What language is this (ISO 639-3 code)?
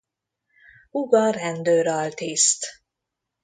hun